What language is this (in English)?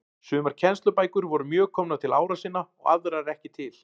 Icelandic